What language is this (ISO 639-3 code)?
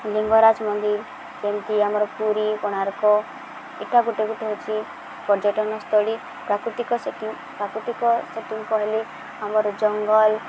ori